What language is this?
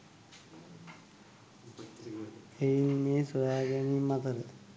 Sinhala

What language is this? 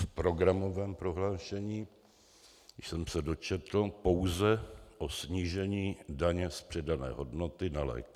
Czech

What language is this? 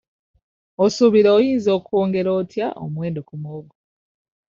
Ganda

